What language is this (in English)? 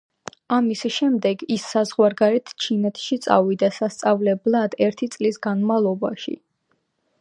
Georgian